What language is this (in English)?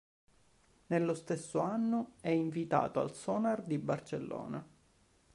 Italian